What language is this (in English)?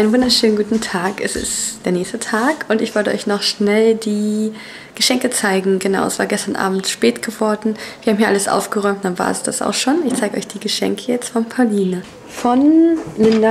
German